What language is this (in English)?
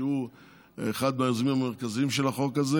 Hebrew